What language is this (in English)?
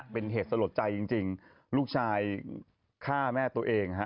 Thai